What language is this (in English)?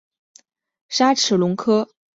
Chinese